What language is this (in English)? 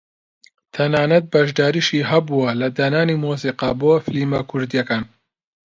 Central Kurdish